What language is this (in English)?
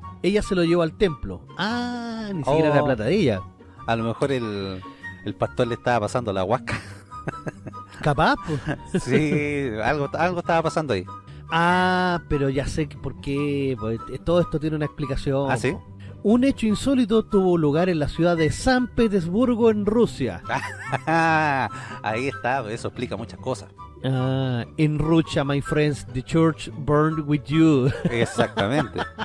Spanish